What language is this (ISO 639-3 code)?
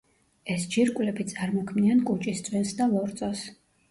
kat